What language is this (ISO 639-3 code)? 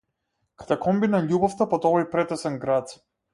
mkd